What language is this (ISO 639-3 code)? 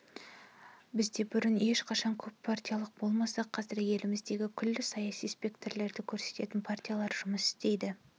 kaz